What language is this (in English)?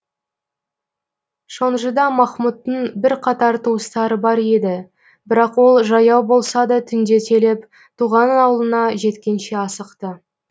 Kazakh